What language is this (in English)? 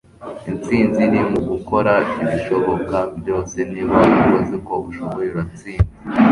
Kinyarwanda